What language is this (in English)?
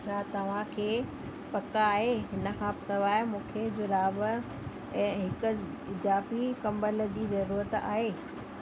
Sindhi